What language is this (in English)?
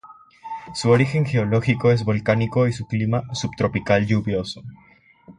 Spanish